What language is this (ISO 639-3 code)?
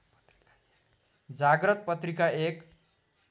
nep